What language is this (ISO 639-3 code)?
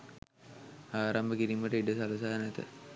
sin